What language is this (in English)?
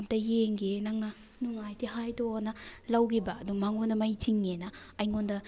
Manipuri